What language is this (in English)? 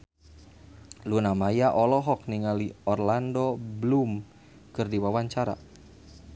Sundanese